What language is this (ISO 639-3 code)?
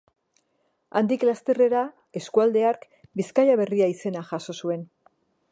eus